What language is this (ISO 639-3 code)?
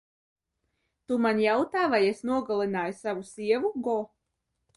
lav